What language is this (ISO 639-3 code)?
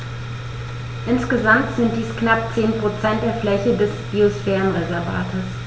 deu